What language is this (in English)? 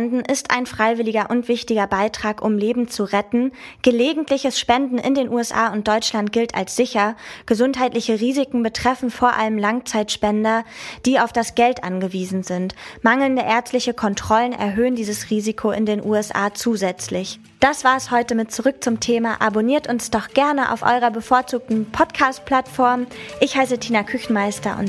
German